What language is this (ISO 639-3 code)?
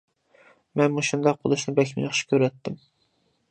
uig